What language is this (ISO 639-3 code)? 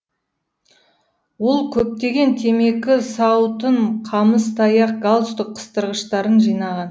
kaz